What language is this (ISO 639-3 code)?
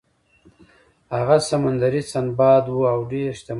pus